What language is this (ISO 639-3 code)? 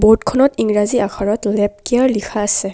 asm